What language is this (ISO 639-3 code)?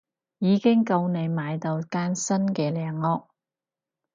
yue